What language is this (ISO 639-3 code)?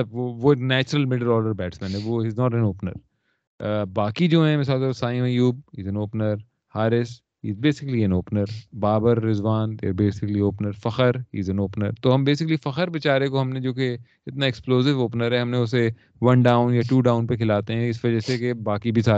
urd